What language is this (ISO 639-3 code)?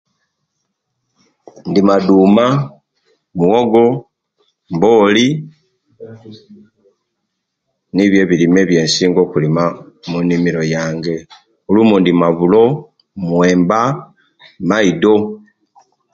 lke